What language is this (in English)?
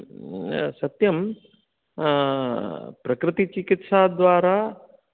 Sanskrit